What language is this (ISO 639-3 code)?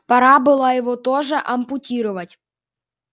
rus